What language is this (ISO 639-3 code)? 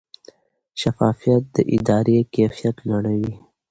pus